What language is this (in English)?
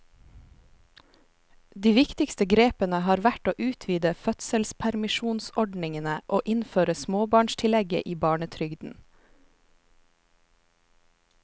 Norwegian